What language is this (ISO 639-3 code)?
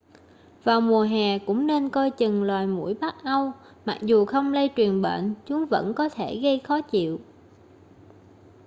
vie